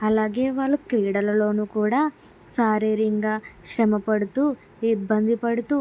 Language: Telugu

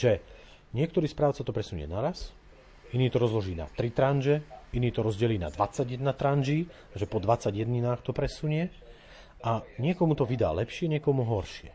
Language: Slovak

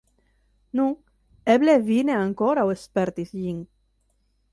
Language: Esperanto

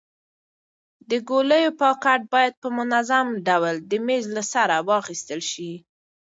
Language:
Pashto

